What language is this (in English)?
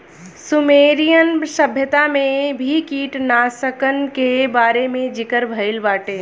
Bhojpuri